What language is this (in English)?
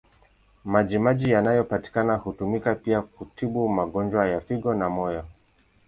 Swahili